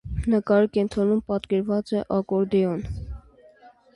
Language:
Armenian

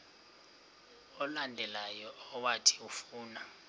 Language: Xhosa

